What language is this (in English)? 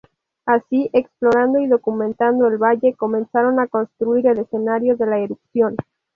Spanish